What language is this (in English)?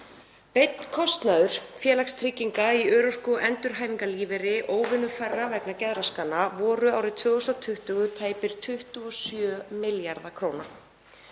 Icelandic